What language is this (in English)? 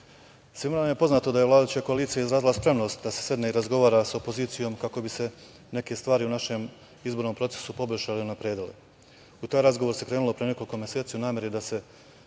Serbian